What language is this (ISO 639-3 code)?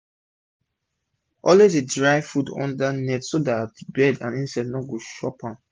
pcm